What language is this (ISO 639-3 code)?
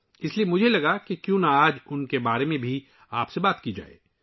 urd